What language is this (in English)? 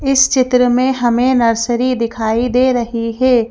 Hindi